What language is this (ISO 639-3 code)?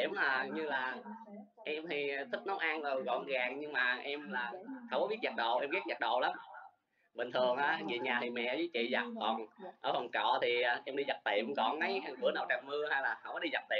vie